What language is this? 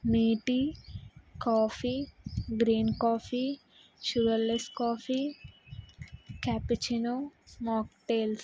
Telugu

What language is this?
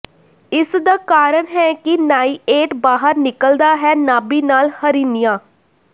Punjabi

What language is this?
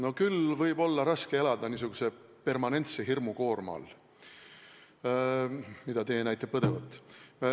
Estonian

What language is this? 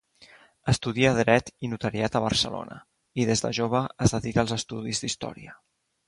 Catalan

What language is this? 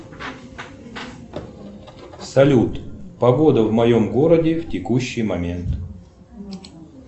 Russian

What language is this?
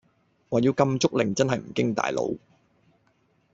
Cantonese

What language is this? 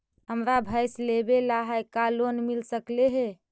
Magahi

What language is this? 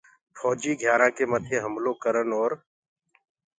Gurgula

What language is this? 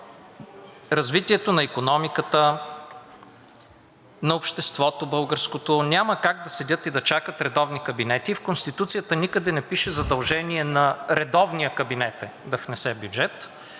Bulgarian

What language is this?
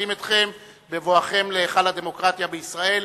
Hebrew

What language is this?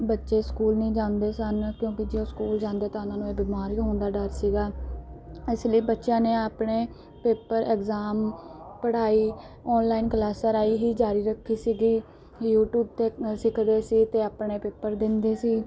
Punjabi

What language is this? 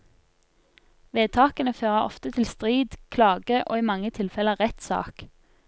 Norwegian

